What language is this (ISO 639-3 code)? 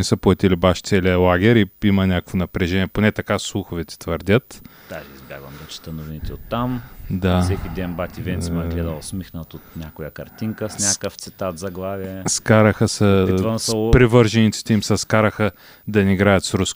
bul